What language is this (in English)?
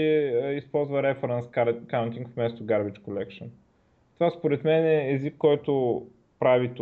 Bulgarian